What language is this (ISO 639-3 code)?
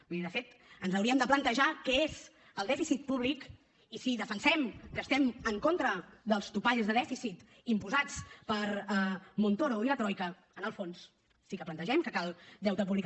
cat